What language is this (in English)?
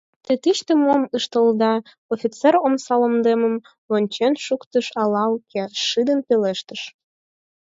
Mari